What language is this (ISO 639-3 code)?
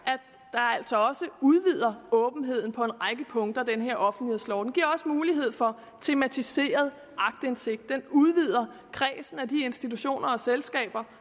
dan